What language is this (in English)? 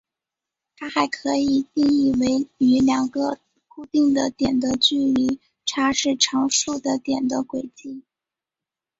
Chinese